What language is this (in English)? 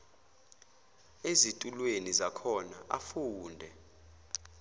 Zulu